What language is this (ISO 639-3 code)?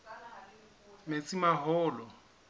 sot